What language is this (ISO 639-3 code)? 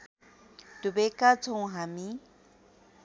nep